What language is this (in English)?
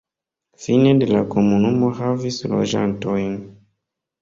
Esperanto